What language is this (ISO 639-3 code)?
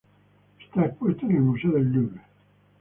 spa